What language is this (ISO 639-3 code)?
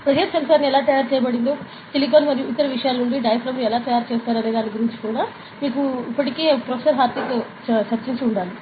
tel